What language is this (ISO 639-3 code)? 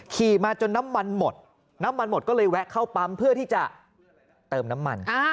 tha